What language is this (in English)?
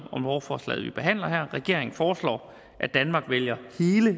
Danish